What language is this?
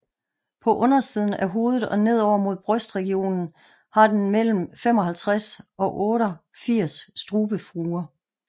Danish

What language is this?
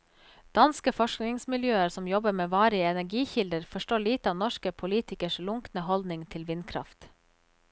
Norwegian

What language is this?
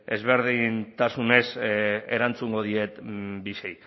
Basque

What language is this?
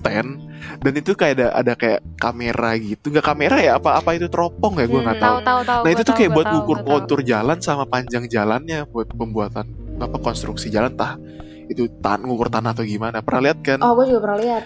Indonesian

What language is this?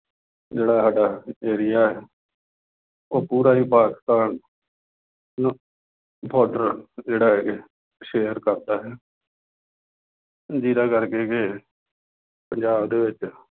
Punjabi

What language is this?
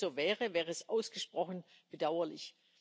German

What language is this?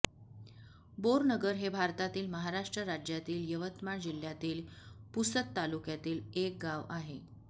Marathi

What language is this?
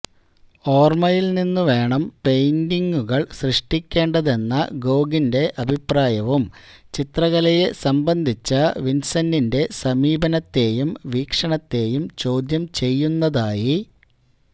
Malayalam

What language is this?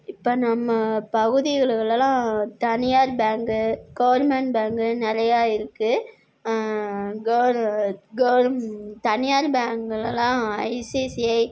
Tamil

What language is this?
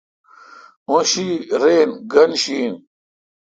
Kalkoti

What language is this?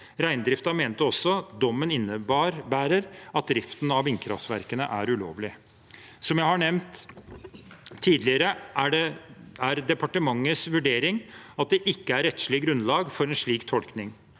Norwegian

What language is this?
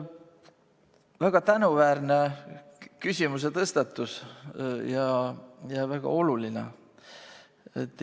Estonian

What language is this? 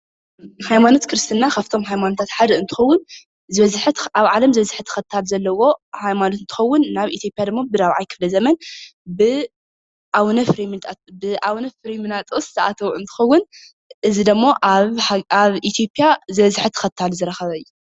Tigrinya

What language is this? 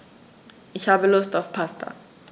German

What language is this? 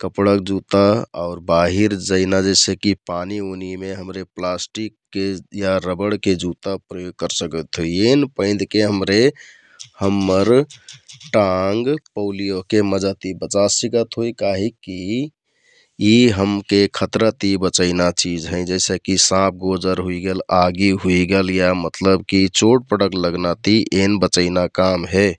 Kathoriya Tharu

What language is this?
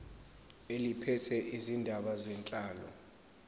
Zulu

